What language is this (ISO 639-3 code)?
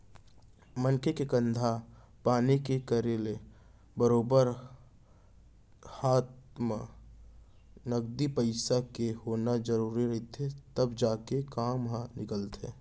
hne